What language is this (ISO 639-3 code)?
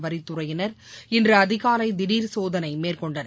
tam